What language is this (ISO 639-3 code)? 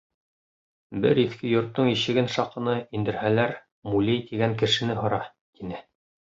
bak